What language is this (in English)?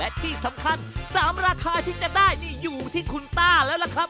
Thai